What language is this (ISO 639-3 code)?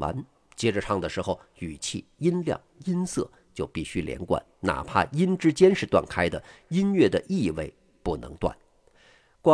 zho